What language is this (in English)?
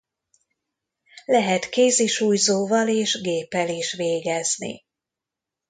Hungarian